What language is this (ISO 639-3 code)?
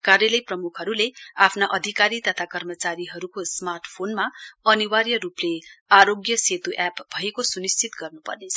nep